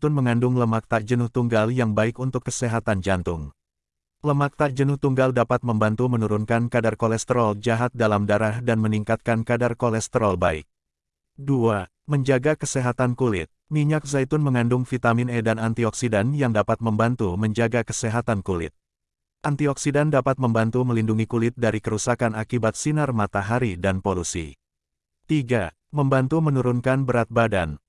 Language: Indonesian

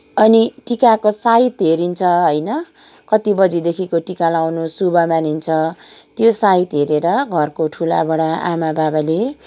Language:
Nepali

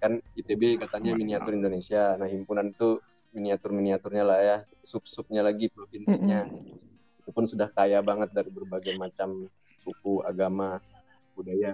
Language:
Indonesian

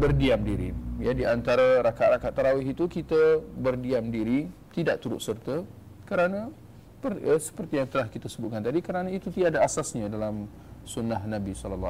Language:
Malay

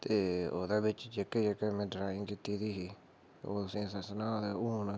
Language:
Dogri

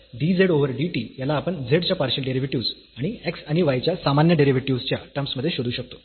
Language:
Marathi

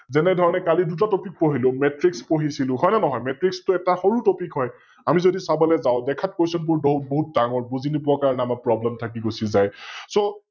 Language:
Assamese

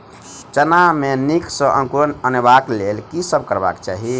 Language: Maithili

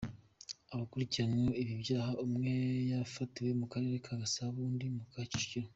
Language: Kinyarwanda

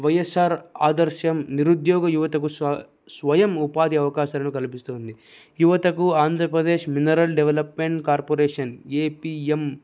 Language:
Telugu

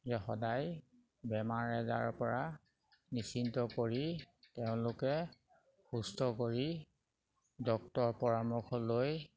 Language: Assamese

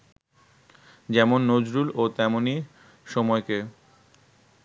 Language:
Bangla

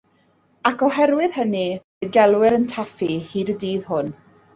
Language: Welsh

